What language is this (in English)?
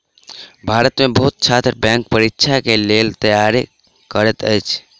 Maithili